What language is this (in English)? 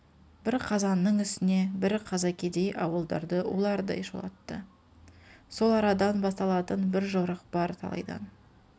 Kazakh